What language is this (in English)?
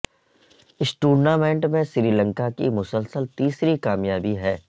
Urdu